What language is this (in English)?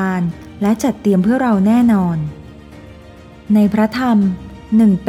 Thai